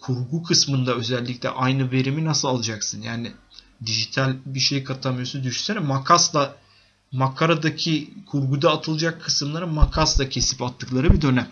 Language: Turkish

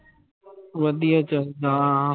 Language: Punjabi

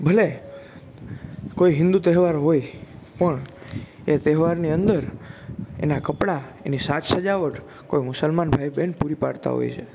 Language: Gujarati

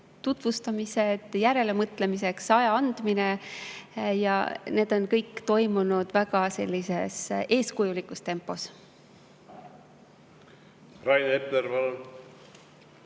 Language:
Estonian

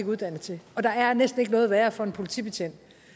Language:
Danish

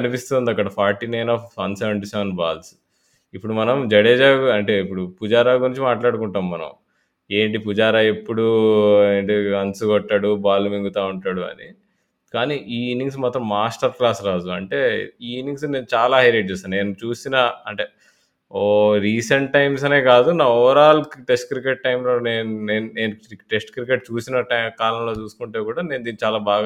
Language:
Telugu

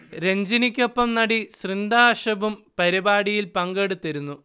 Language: Malayalam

